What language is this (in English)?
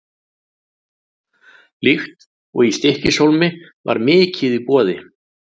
Icelandic